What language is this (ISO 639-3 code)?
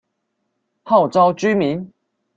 zho